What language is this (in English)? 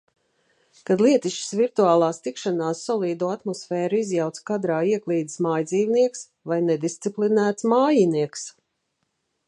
Latvian